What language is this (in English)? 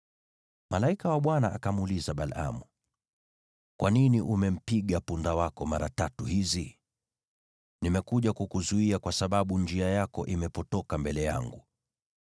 Swahili